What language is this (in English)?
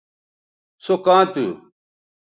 Bateri